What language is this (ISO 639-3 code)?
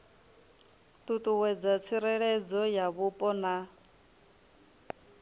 ven